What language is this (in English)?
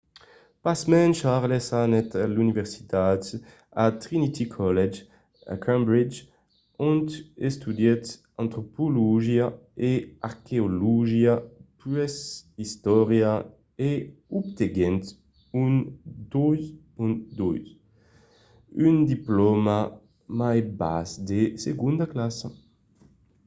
Occitan